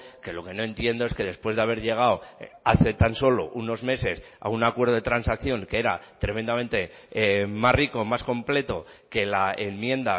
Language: Spanish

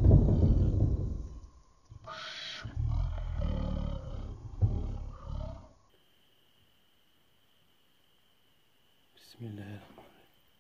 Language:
Turkish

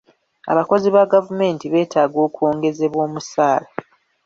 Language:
Ganda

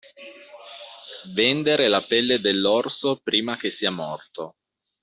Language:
Italian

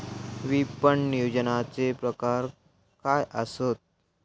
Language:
Marathi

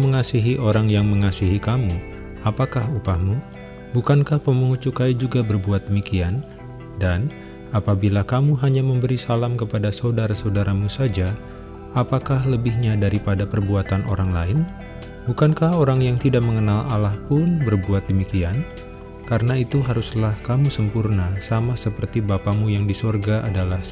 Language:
Indonesian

